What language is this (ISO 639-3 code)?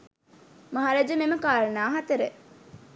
sin